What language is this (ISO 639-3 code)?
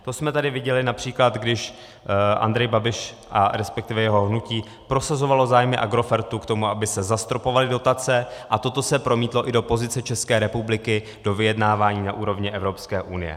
ces